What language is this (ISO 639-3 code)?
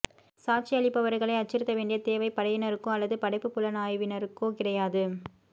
tam